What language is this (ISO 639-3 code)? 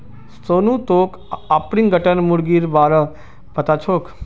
mag